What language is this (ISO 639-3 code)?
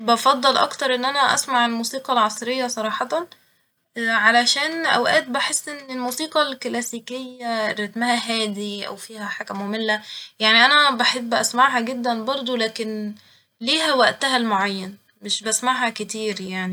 arz